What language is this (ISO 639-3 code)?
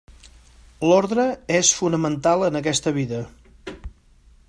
cat